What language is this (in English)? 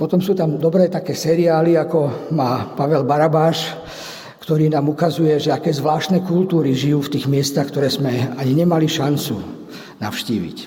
Slovak